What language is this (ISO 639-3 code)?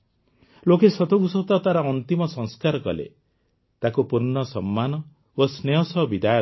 ori